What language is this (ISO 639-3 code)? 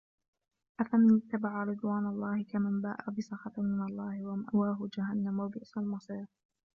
ara